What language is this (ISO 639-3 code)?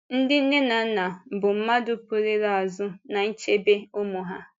ibo